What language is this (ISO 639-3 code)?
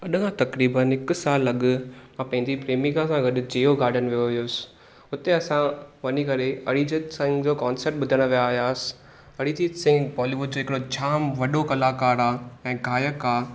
snd